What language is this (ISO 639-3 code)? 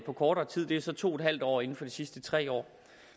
dan